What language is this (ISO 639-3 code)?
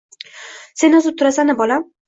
uzb